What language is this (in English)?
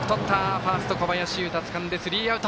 Japanese